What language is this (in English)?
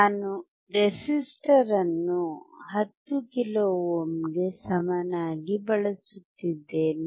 Kannada